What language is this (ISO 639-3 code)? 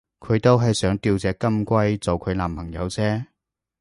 yue